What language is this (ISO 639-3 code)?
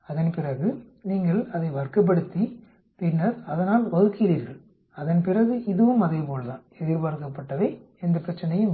tam